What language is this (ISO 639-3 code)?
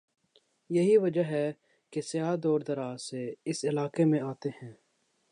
urd